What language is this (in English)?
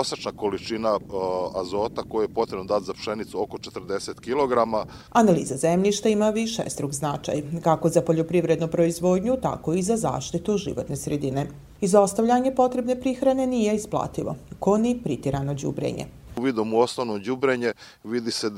Croatian